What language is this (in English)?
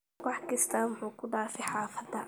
Somali